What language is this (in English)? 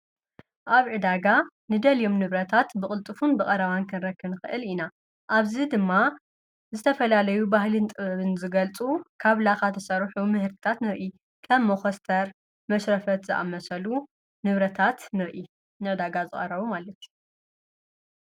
Tigrinya